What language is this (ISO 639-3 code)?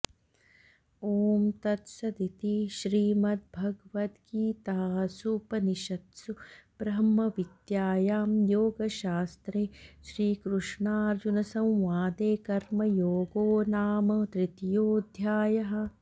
san